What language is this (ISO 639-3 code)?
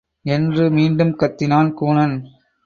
tam